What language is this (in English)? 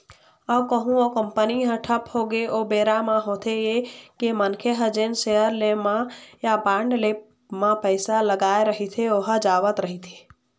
Chhattisgarhi